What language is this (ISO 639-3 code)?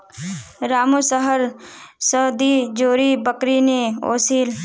mag